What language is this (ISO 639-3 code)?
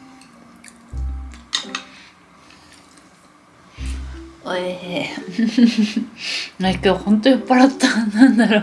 jpn